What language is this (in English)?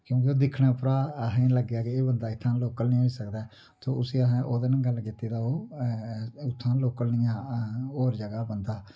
Dogri